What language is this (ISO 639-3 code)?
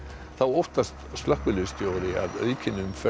isl